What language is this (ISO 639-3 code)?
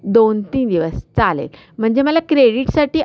mar